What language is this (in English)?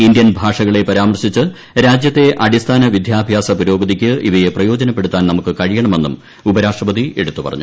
Malayalam